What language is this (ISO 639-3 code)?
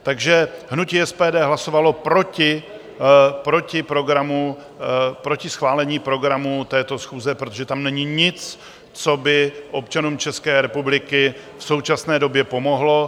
ces